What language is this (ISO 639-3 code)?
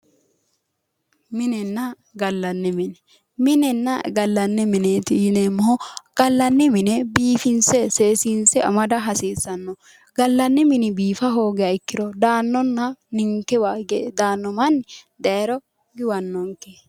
sid